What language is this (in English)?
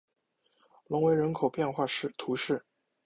Chinese